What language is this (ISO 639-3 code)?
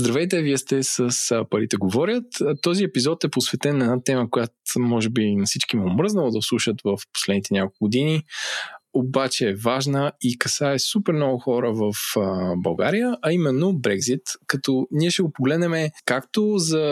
bul